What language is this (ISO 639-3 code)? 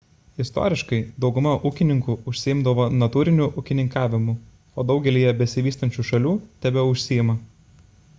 lit